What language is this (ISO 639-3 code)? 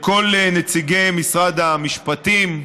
heb